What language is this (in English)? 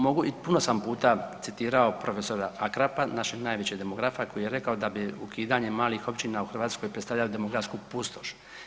Croatian